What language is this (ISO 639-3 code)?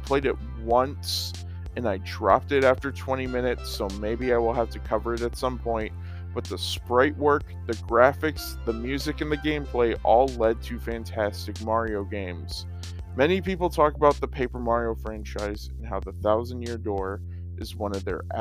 eng